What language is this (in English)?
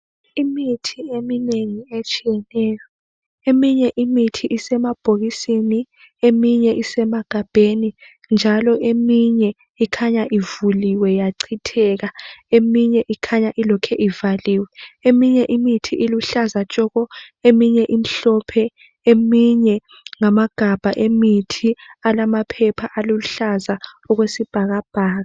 North Ndebele